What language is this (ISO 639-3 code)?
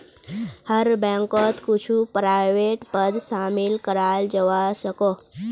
mag